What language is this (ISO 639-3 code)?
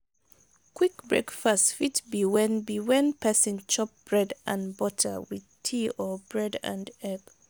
pcm